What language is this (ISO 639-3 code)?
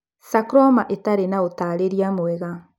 kik